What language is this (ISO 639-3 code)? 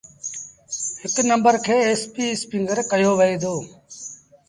sbn